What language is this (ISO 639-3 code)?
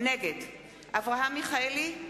heb